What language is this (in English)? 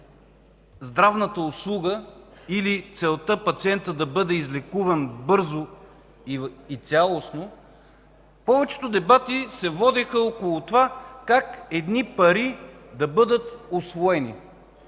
Bulgarian